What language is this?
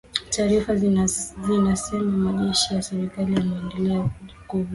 Swahili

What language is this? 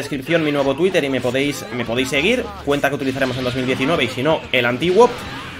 Spanish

